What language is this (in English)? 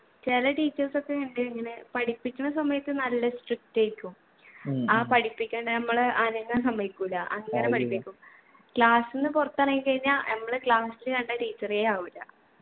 Malayalam